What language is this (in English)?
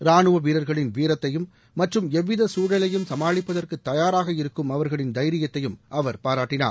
Tamil